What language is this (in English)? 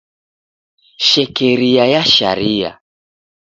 Taita